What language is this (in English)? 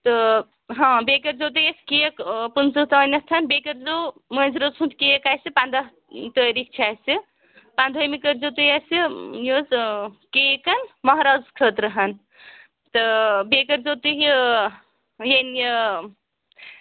Kashmiri